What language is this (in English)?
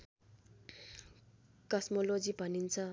Nepali